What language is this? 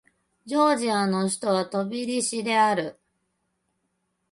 Japanese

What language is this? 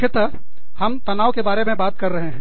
Hindi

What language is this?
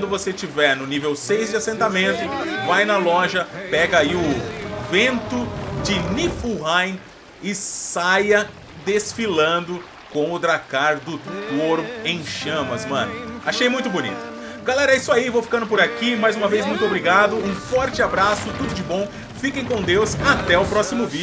Portuguese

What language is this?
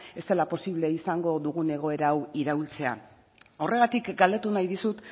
Basque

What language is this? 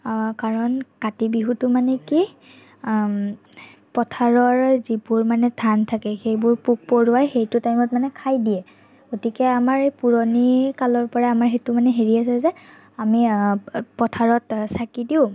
Assamese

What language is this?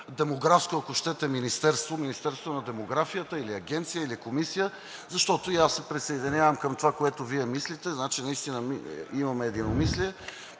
Bulgarian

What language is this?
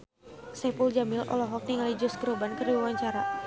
Sundanese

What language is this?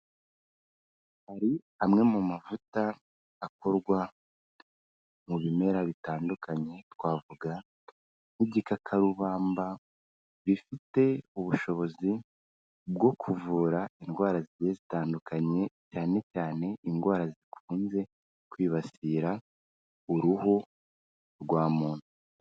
Kinyarwanda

